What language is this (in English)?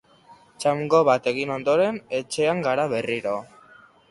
Basque